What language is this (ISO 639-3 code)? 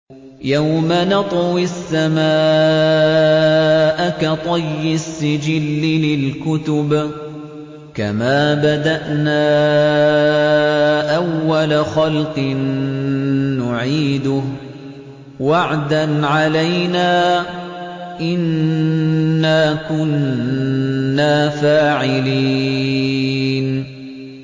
ara